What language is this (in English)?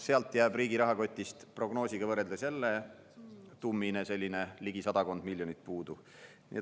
Estonian